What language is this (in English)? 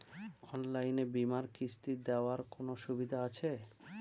Bangla